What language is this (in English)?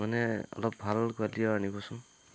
Assamese